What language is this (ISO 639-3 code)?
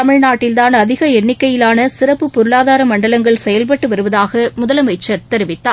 tam